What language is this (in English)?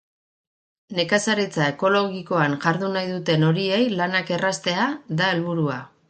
Basque